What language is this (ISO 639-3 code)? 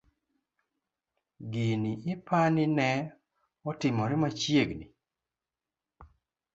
luo